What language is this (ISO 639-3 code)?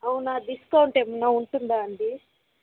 tel